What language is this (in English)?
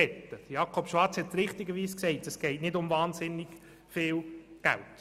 Swiss German